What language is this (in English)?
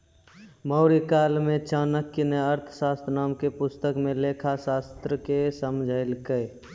Maithili